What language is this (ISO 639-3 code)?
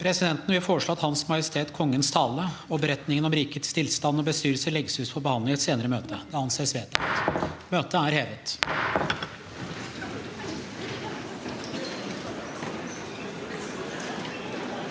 nor